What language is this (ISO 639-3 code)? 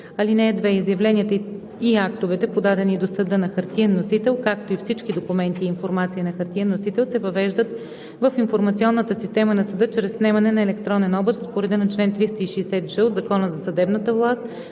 bul